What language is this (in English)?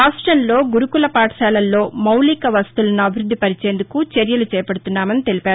Telugu